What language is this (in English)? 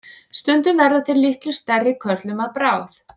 Icelandic